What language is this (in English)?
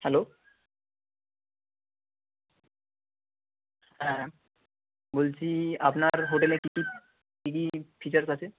Bangla